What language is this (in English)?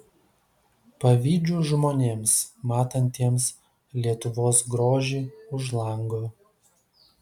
Lithuanian